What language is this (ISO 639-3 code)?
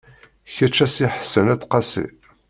kab